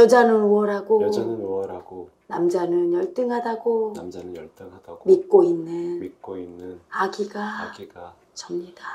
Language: Korean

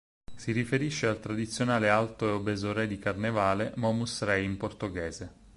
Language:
Italian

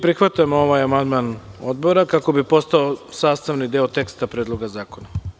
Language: Serbian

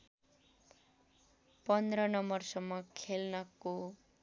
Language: Nepali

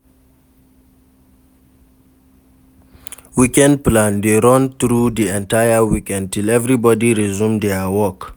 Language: Nigerian Pidgin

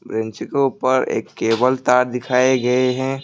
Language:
Hindi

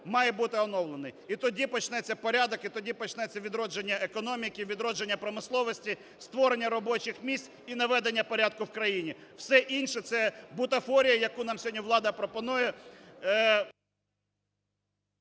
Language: Ukrainian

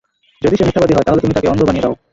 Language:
Bangla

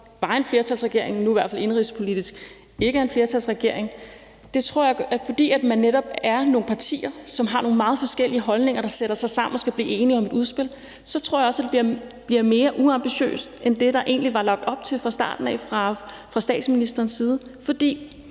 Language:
Danish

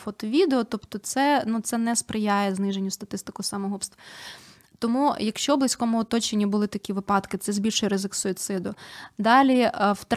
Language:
Ukrainian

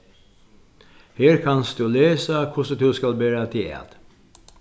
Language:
Faroese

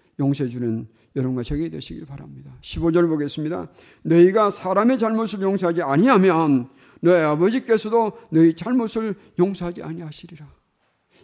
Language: Korean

